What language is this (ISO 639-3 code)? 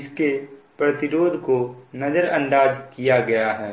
hin